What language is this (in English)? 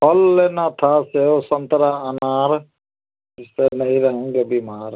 Hindi